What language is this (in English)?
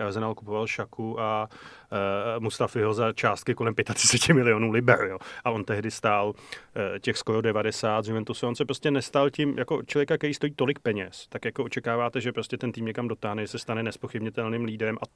Czech